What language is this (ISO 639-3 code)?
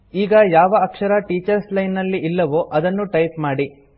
kan